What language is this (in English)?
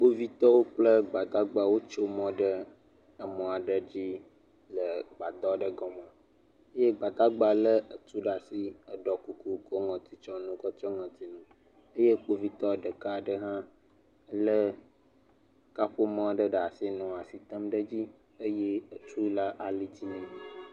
Ewe